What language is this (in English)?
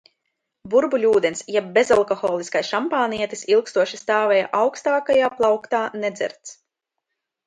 Latvian